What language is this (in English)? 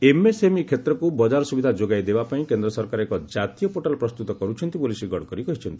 Odia